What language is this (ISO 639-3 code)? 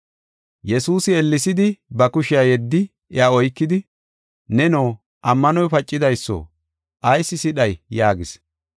gof